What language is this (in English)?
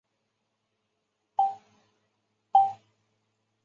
Chinese